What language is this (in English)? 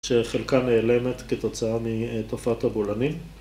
Hebrew